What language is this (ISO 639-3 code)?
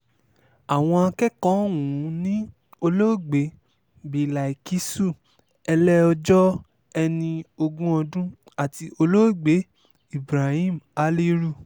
yor